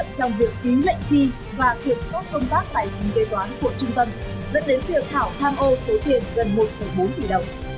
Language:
Vietnamese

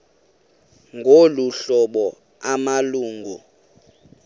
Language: Xhosa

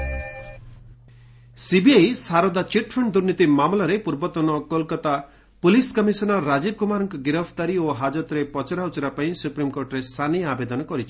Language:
Odia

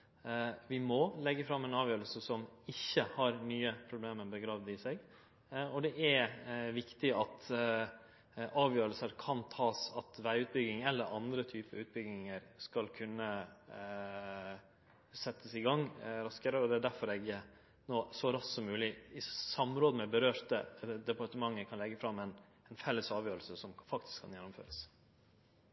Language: Norwegian Nynorsk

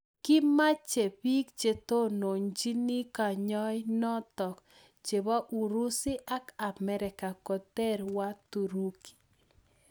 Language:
Kalenjin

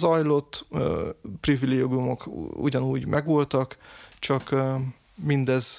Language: Hungarian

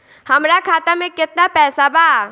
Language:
Bhojpuri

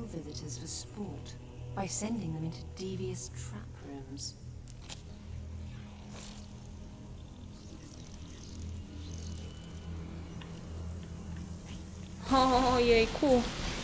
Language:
Polish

